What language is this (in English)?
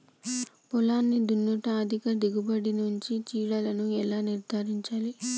Telugu